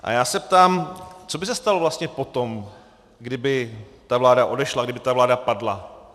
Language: Czech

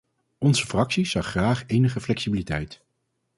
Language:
Dutch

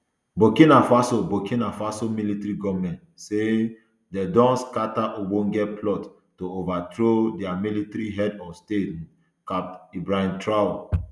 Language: Nigerian Pidgin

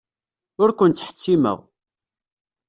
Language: Kabyle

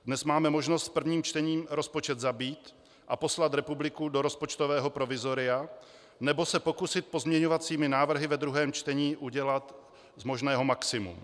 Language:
Czech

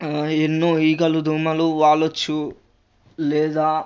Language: Telugu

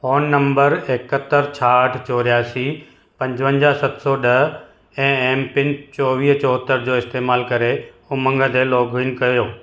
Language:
Sindhi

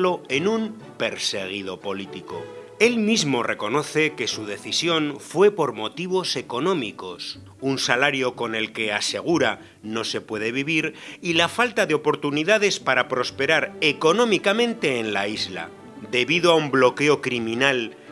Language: Spanish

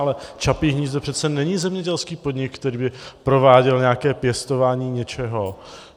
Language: Czech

